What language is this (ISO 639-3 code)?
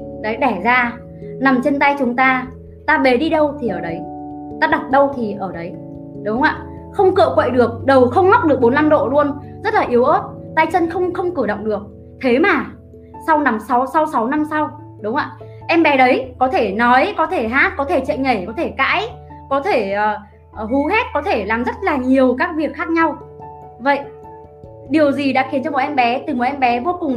vie